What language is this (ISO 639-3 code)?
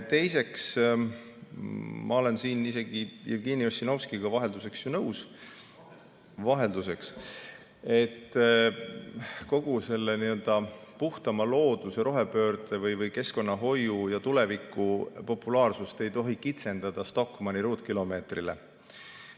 est